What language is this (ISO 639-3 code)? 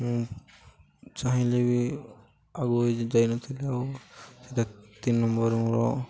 ori